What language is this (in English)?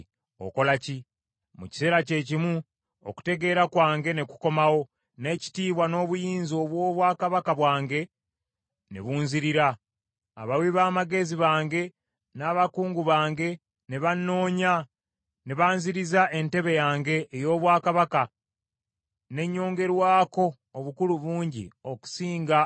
Ganda